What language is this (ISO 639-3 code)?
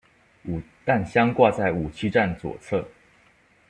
zho